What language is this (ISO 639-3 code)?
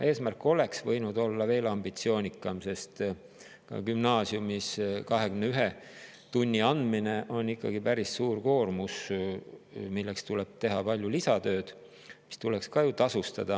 est